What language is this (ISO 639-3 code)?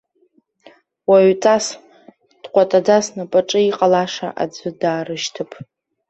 abk